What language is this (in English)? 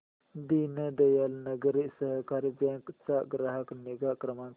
Marathi